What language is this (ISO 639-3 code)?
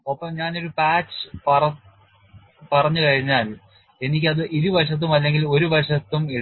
mal